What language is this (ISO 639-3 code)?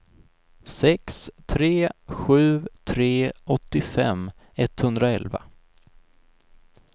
swe